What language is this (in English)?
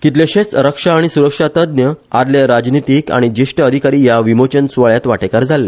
Konkani